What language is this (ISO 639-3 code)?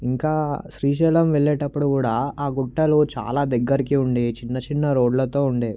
tel